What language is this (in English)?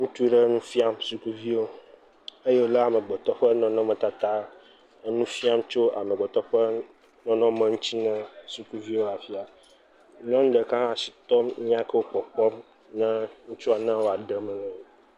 Ewe